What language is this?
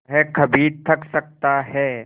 Hindi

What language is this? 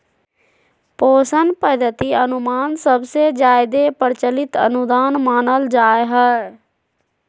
Magahi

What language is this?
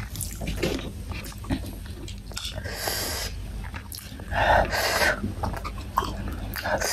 Indonesian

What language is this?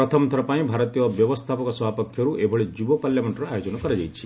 Odia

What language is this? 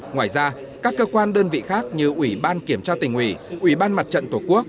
Vietnamese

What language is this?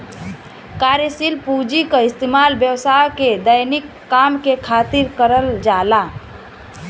Bhojpuri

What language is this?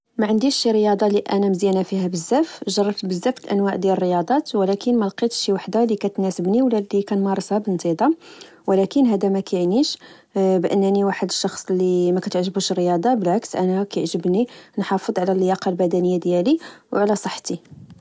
Moroccan Arabic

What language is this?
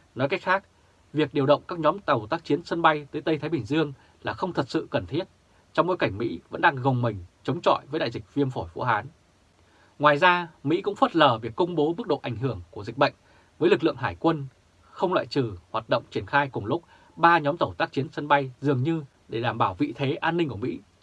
Vietnamese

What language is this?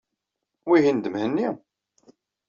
Kabyle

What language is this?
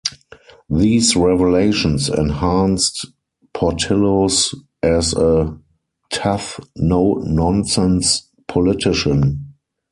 English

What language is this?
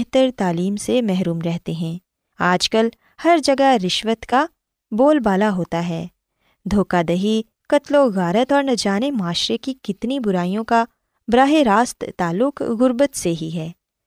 Urdu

